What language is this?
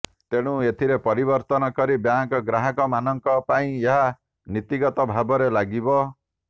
Odia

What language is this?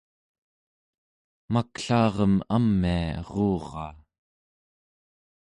Central Yupik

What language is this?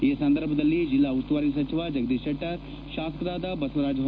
Kannada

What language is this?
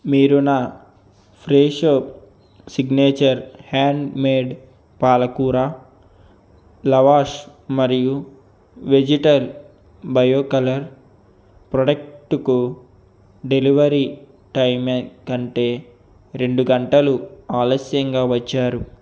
Telugu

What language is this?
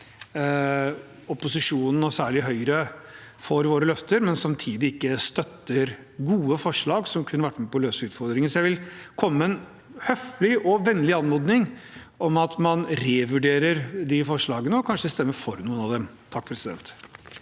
Norwegian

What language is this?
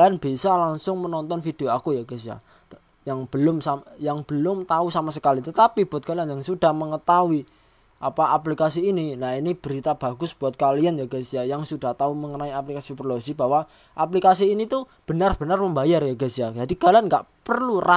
Indonesian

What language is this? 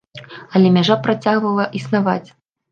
Belarusian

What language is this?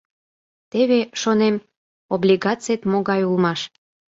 Mari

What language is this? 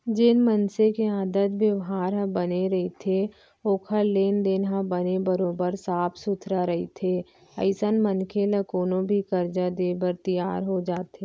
Chhattisgarhi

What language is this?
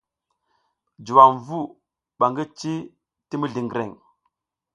South Giziga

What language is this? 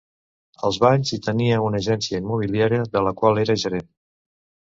Catalan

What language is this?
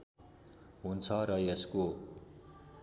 Nepali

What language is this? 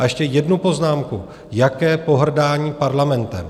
Czech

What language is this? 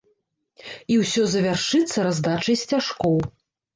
Belarusian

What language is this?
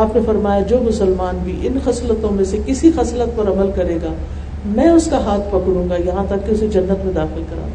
Urdu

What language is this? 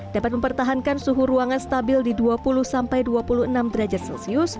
Indonesian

